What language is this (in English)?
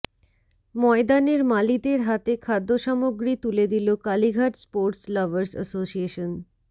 Bangla